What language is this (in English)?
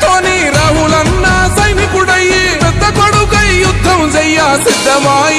English